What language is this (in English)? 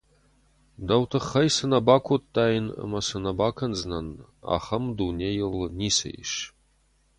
Ossetic